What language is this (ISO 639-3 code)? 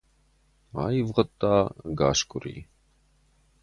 oss